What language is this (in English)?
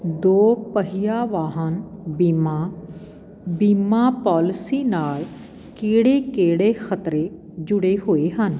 Punjabi